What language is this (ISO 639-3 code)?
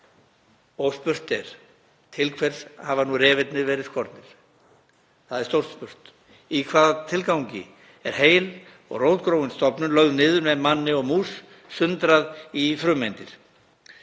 isl